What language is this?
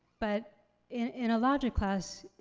English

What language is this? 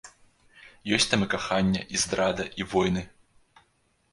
Belarusian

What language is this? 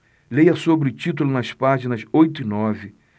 Portuguese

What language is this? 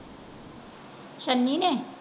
Punjabi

